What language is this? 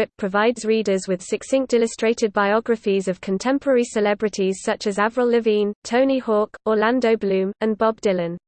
English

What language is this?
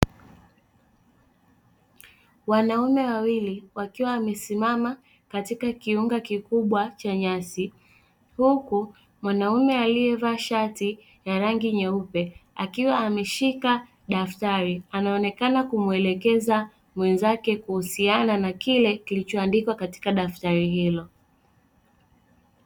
Swahili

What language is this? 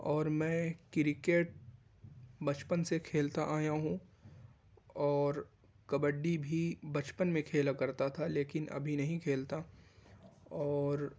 Urdu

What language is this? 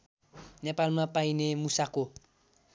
Nepali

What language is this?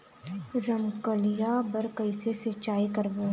Chhattisgarhi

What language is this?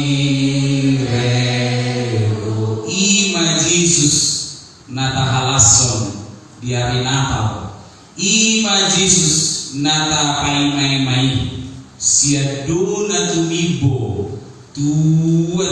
Indonesian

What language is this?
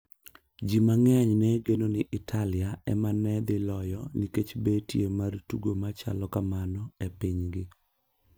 Luo (Kenya and Tanzania)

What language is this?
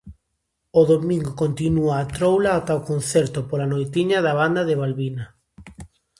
Galician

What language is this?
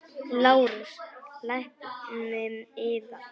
Icelandic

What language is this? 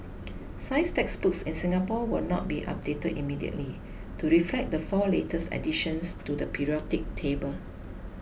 English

